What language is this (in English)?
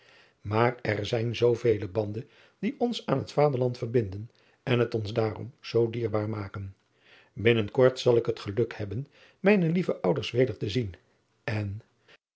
Dutch